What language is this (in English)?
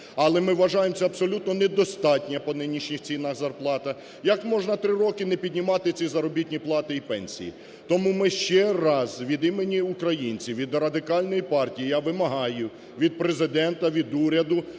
Ukrainian